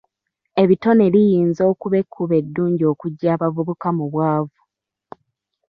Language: Ganda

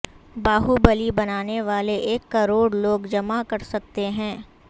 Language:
Urdu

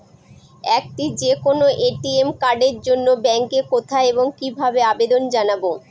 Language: Bangla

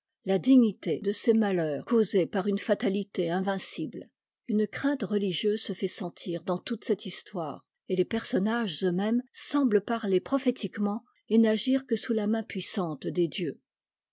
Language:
French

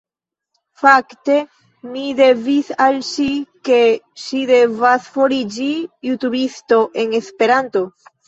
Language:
Esperanto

